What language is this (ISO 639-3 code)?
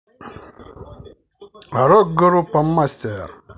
rus